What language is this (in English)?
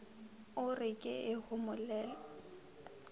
Northern Sotho